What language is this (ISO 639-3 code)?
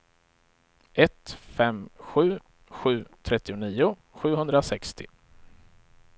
swe